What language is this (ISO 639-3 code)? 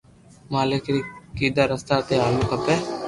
lrk